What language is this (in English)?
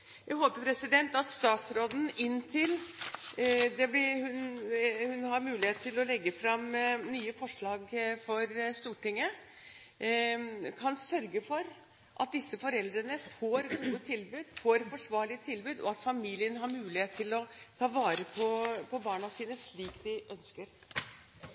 Norwegian Bokmål